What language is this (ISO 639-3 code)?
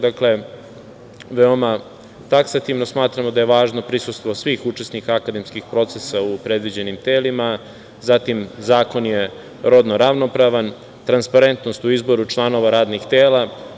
srp